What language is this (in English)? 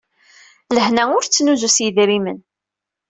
Kabyle